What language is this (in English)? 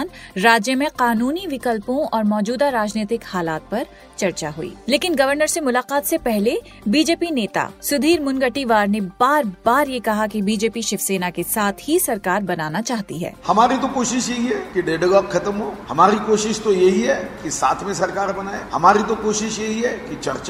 Hindi